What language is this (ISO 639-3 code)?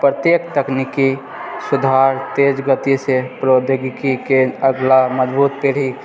mai